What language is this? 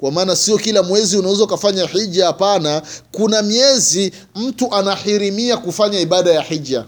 Swahili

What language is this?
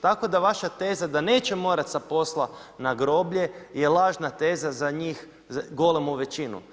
Croatian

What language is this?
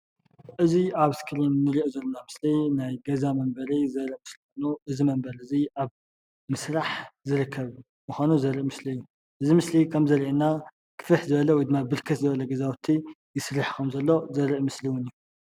Tigrinya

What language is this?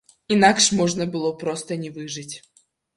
Belarusian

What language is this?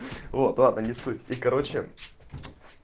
Russian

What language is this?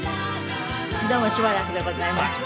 Japanese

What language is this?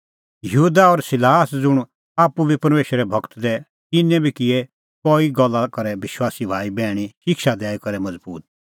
Kullu Pahari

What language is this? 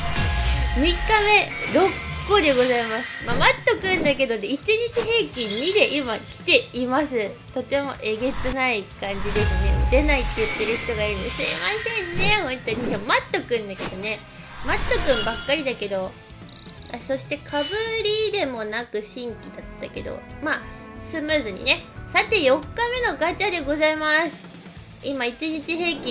Japanese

